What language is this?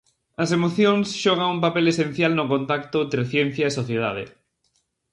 Galician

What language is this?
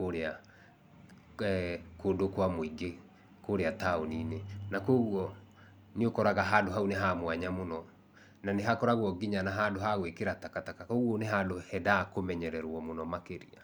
Kikuyu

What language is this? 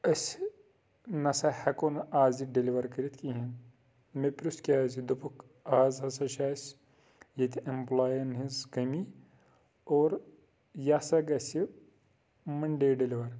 Kashmiri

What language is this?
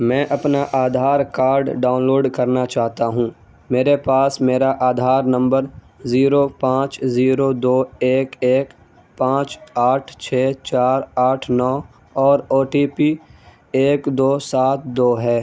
Urdu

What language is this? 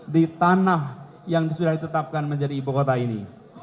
Indonesian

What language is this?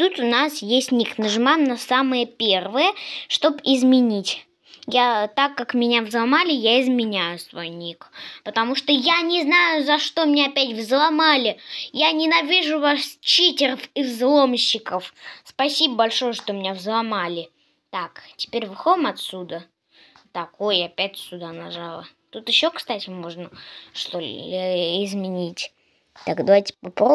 Russian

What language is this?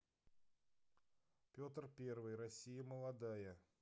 Russian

